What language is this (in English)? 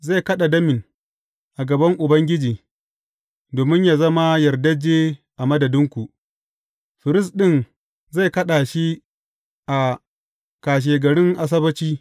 Hausa